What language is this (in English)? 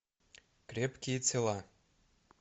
Russian